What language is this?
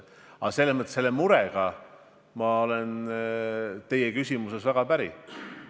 Estonian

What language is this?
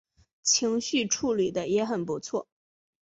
Chinese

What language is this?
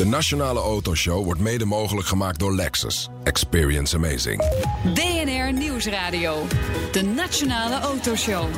Dutch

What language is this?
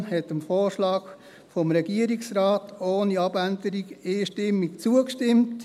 Swiss German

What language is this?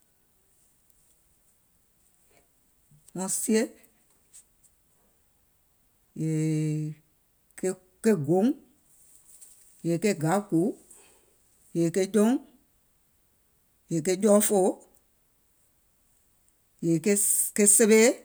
Gola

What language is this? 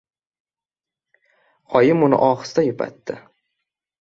Uzbek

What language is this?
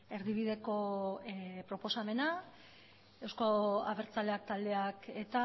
Basque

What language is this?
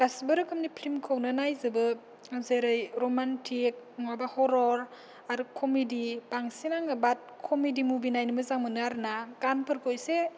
Bodo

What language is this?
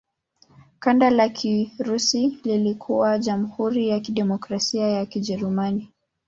Swahili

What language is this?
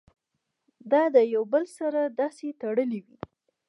Pashto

